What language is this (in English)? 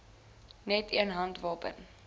Afrikaans